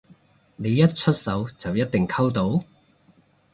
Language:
Cantonese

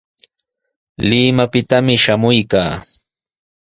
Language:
Sihuas Ancash Quechua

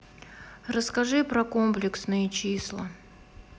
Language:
Russian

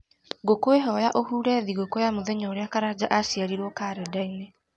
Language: Kikuyu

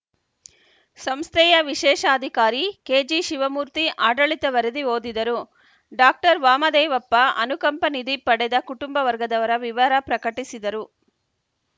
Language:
Kannada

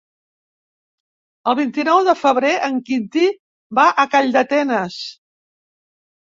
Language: Catalan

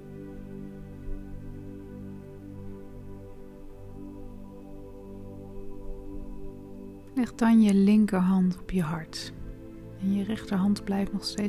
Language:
Dutch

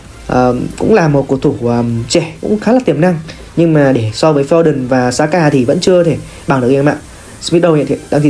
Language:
Vietnamese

